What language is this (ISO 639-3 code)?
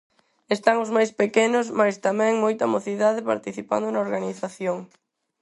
glg